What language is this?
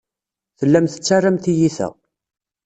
Kabyle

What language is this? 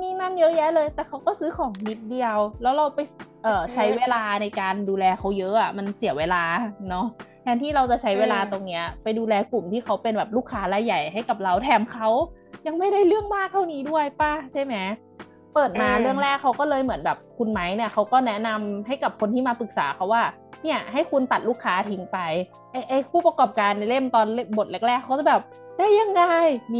Thai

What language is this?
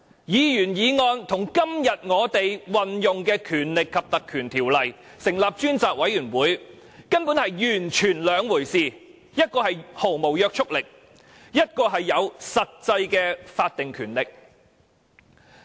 Cantonese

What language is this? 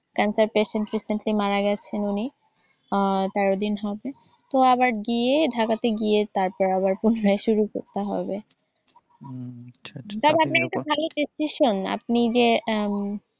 Bangla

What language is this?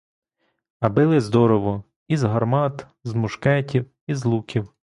Ukrainian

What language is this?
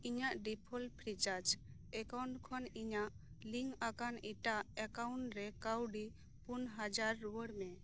Santali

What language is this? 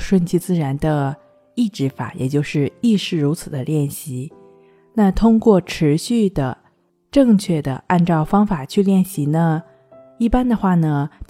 Chinese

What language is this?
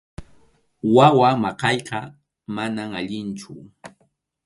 Arequipa-La Unión Quechua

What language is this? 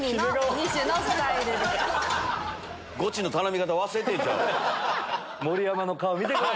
Japanese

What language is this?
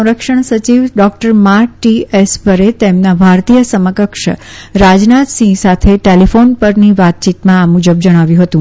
Gujarati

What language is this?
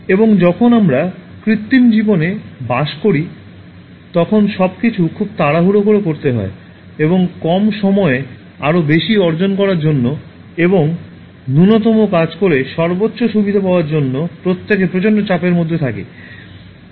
Bangla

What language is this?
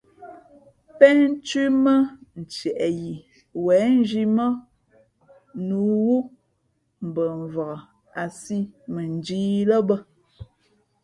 Fe'fe'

